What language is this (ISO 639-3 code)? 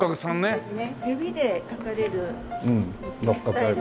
jpn